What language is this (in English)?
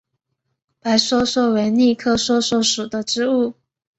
Chinese